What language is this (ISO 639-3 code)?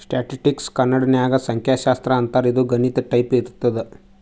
kan